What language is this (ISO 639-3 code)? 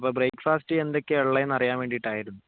mal